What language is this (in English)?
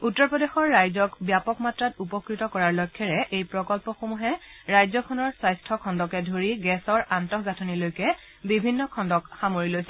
Assamese